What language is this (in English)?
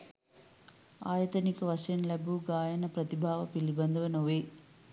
Sinhala